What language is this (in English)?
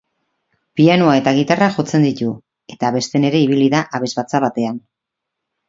Basque